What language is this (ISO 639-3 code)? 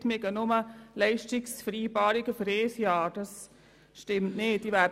gsw